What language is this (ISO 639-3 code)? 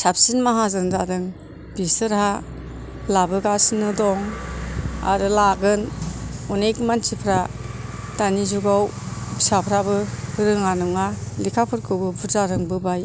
brx